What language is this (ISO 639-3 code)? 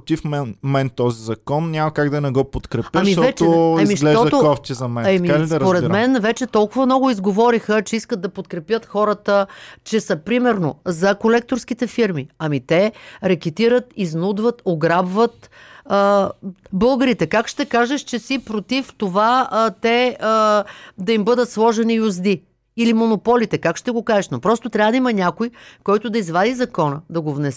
bul